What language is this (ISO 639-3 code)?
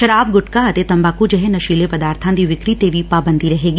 pan